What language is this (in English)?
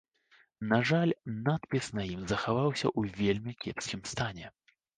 Belarusian